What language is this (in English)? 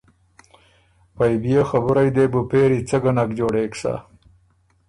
Ormuri